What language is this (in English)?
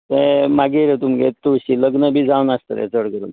Konkani